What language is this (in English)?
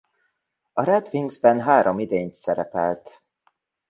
Hungarian